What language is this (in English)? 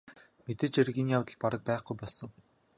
Mongolian